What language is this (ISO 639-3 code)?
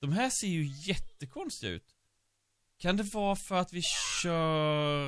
swe